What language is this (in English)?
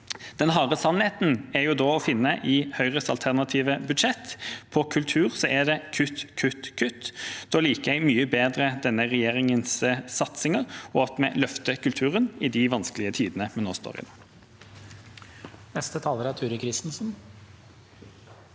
Norwegian